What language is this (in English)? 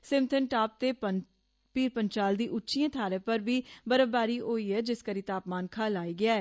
Dogri